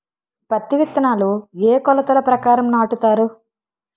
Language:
Telugu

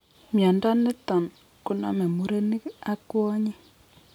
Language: Kalenjin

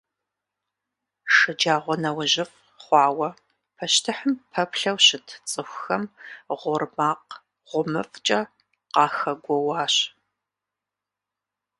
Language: Kabardian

